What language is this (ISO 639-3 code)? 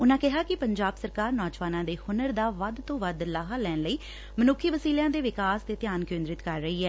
pan